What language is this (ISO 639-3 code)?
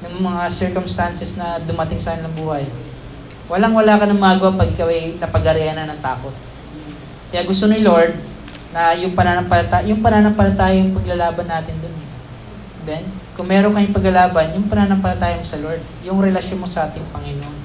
fil